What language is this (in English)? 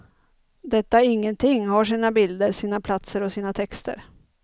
Swedish